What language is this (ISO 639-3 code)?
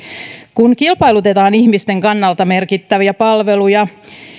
fin